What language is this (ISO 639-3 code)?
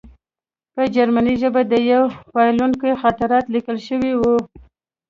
pus